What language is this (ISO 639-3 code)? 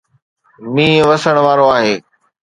snd